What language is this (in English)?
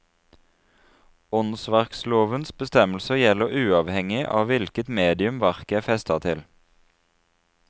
Norwegian